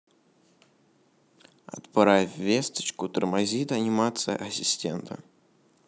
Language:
Russian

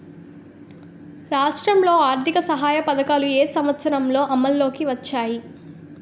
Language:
Telugu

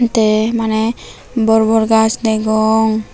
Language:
Chakma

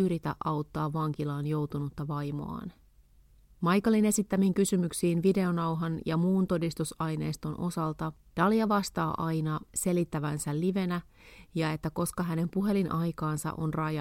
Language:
Finnish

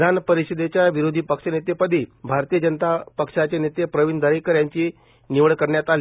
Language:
Marathi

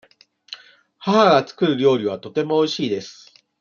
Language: Japanese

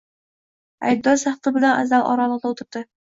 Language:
Uzbek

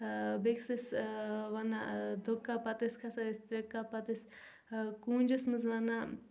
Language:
Kashmiri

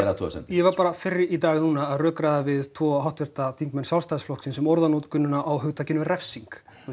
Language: Icelandic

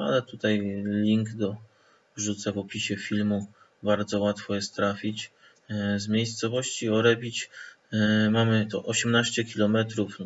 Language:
Polish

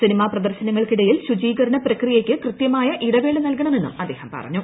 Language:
Malayalam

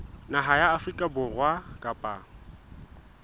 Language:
Southern Sotho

